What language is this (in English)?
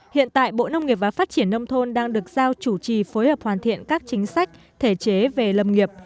Vietnamese